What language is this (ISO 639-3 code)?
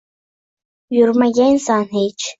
uzb